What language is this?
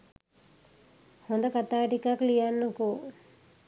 Sinhala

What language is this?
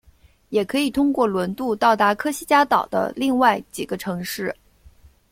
Chinese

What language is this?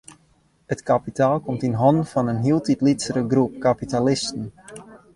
Western Frisian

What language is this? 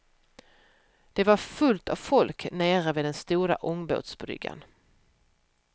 Swedish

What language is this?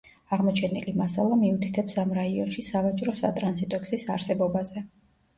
Georgian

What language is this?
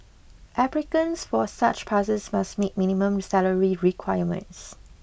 English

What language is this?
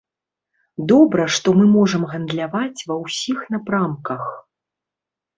Belarusian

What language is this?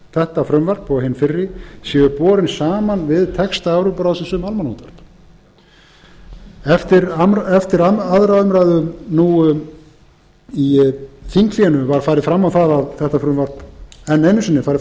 Icelandic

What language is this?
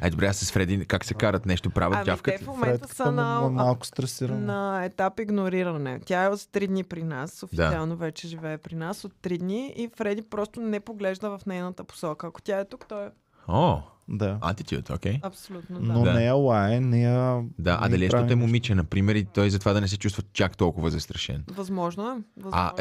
Bulgarian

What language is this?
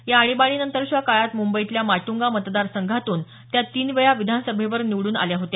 Marathi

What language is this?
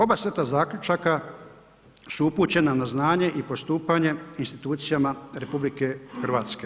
Croatian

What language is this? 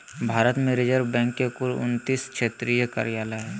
Magahi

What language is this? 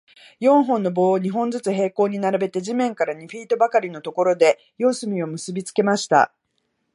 Japanese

